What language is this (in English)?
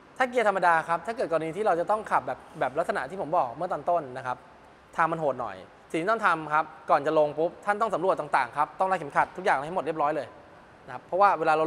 Thai